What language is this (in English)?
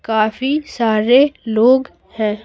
Hindi